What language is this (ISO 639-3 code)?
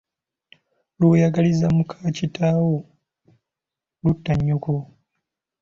lug